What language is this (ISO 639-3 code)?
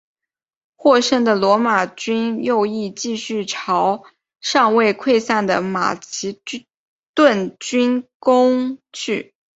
zho